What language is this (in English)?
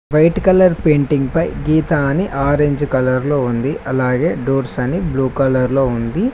Telugu